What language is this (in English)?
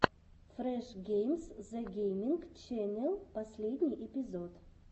Russian